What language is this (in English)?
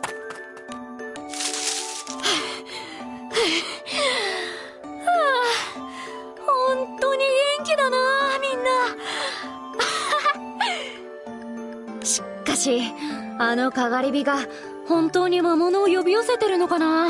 Japanese